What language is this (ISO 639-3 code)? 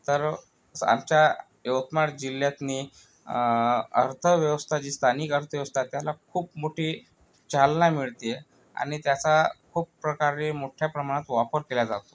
mar